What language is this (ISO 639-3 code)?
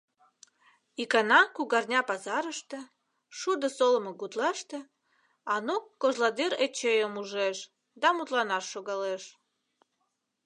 chm